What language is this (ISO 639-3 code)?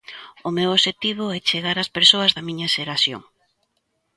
glg